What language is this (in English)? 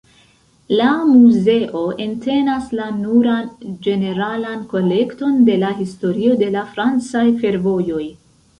Esperanto